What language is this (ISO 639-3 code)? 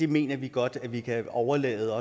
dan